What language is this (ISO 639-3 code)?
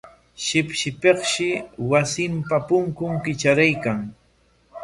qwa